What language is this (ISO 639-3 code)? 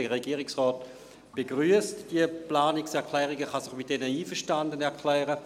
gsw